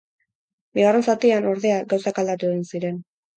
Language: Basque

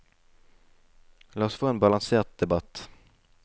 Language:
Norwegian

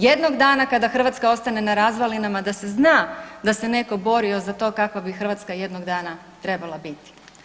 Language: Croatian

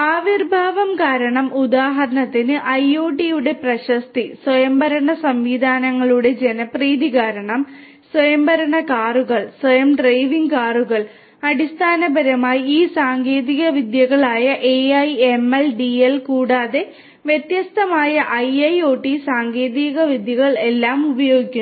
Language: Malayalam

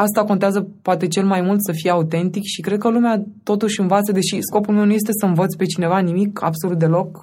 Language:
Romanian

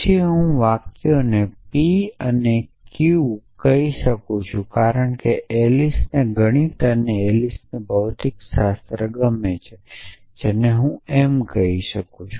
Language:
Gujarati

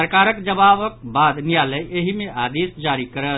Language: Maithili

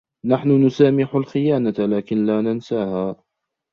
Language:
Arabic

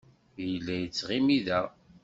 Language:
Kabyle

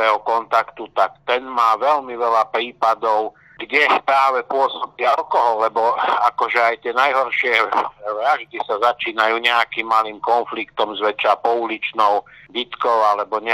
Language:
Slovak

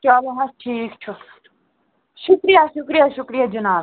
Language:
Kashmiri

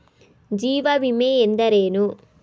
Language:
Kannada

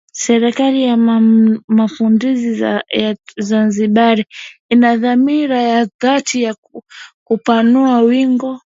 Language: Swahili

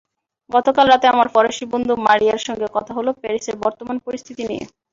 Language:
Bangla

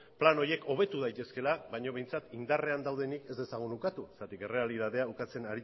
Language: Basque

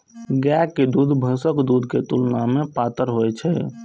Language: Maithili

